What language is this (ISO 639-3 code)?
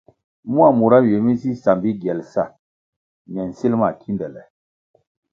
nmg